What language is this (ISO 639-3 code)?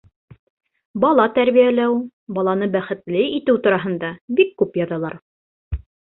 bak